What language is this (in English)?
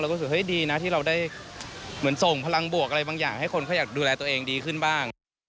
Thai